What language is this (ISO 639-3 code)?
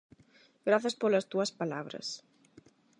glg